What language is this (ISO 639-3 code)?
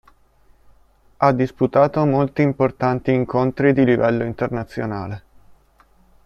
ita